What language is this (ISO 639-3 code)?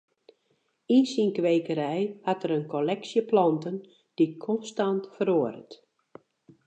fry